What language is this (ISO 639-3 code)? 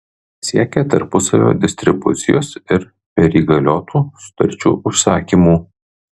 lit